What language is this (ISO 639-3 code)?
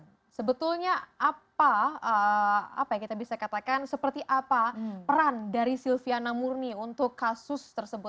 ind